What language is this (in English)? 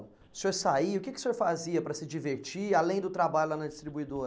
Portuguese